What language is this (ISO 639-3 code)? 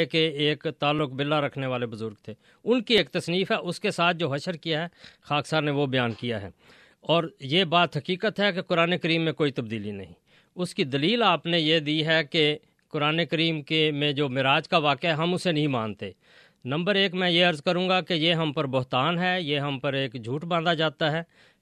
urd